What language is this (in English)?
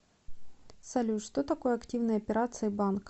Russian